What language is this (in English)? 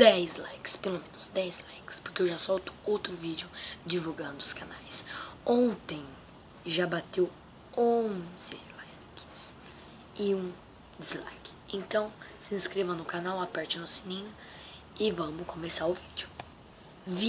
Portuguese